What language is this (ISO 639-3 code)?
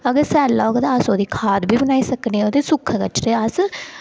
doi